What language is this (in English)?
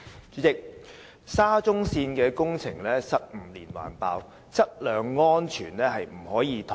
Cantonese